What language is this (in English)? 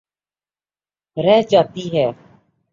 Urdu